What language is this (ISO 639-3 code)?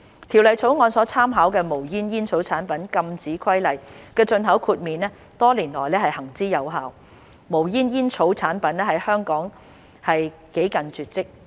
yue